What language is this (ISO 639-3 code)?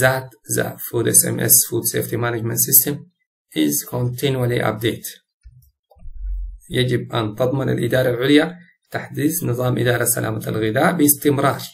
ara